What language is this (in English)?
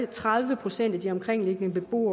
Danish